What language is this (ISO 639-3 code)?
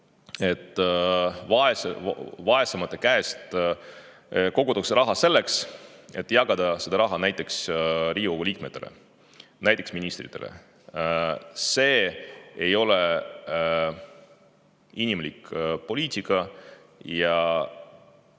est